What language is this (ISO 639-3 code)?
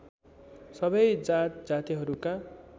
nep